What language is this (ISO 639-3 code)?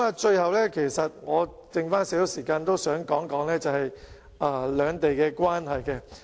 yue